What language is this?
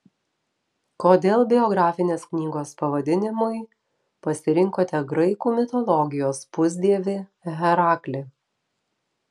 Lithuanian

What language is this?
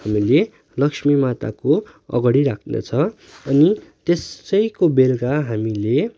Nepali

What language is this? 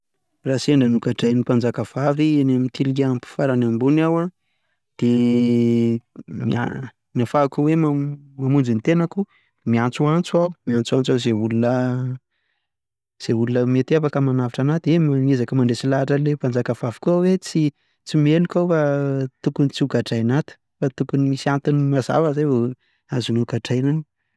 Malagasy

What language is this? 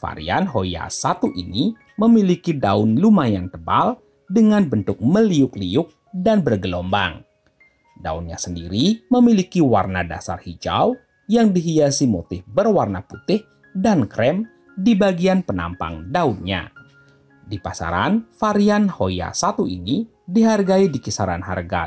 Indonesian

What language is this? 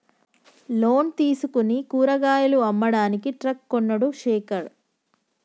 Telugu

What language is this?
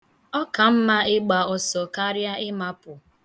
Igbo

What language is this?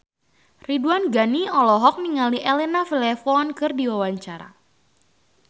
Sundanese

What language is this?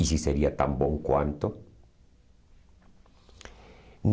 Portuguese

